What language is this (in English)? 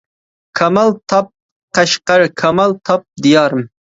Uyghur